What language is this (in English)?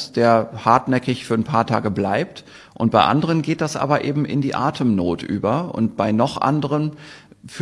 German